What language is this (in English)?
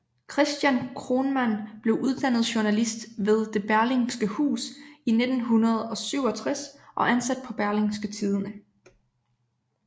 Danish